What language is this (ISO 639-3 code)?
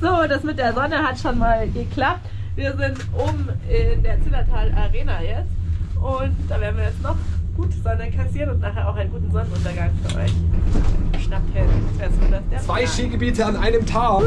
deu